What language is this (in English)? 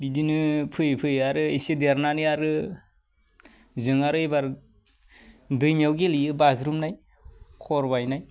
Bodo